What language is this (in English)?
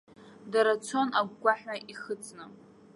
Abkhazian